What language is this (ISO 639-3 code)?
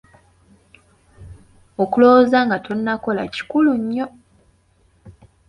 lug